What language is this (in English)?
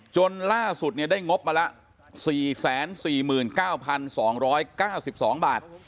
Thai